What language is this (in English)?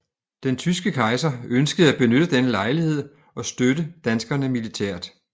Danish